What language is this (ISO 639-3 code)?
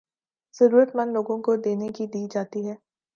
urd